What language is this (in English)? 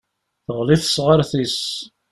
Kabyle